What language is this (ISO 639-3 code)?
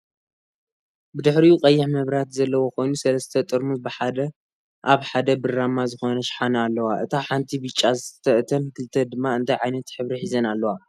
tir